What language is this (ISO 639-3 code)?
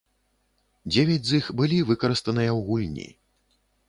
bel